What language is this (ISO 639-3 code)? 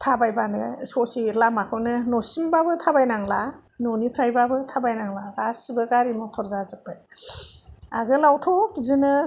brx